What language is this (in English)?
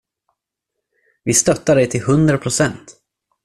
Swedish